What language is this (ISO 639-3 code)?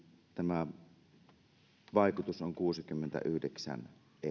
fin